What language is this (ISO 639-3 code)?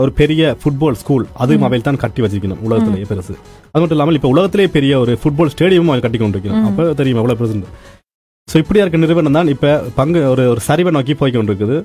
tam